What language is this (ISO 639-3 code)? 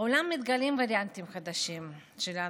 heb